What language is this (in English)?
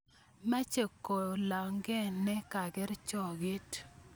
Kalenjin